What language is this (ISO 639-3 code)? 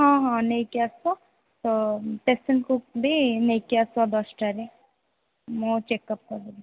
ori